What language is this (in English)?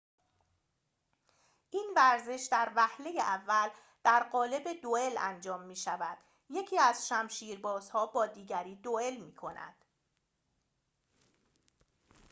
Persian